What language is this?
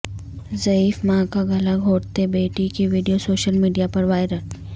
Urdu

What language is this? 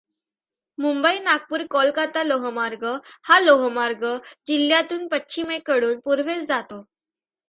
Marathi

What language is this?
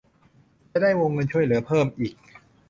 Thai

